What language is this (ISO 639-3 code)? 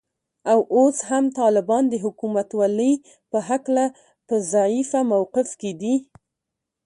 pus